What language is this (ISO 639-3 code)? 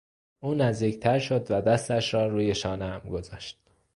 fas